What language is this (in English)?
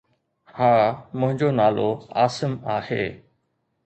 Sindhi